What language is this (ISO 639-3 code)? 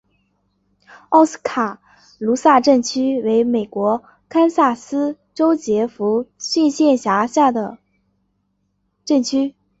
zho